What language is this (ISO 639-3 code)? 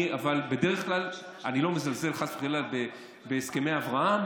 heb